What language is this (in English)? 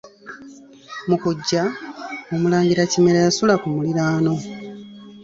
Ganda